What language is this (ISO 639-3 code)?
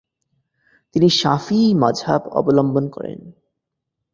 ben